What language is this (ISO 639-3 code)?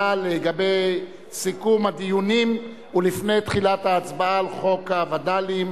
heb